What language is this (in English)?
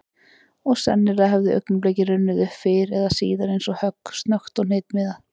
Icelandic